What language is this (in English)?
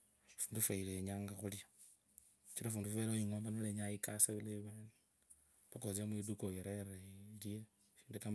Kabras